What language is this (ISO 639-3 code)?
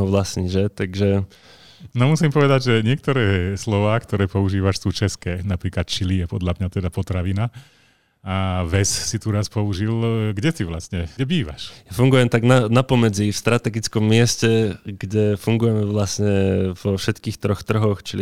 slk